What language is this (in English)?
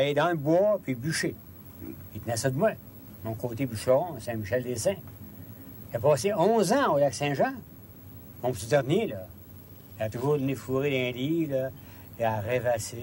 French